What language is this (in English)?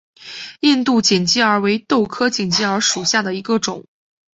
Chinese